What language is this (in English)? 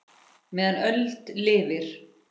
Icelandic